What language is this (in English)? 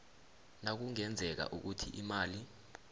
South Ndebele